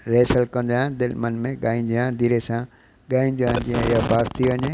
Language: Sindhi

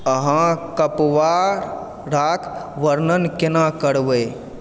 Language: Maithili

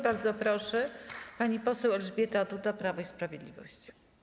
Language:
Polish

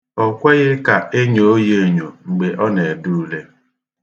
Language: Igbo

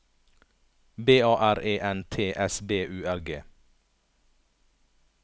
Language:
Norwegian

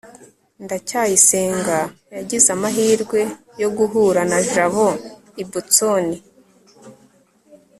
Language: Kinyarwanda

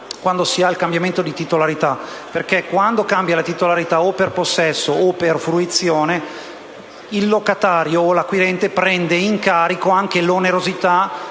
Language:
Italian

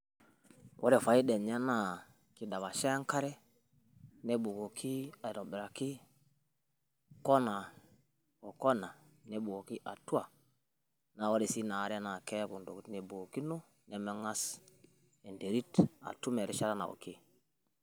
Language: Masai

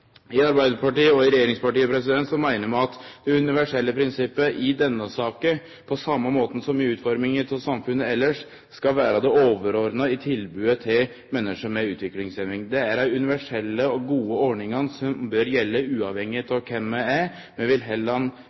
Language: Norwegian Nynorsk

